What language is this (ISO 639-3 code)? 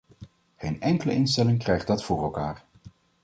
nld